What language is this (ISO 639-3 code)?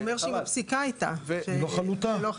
heb